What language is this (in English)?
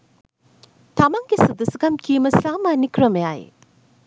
Sinhala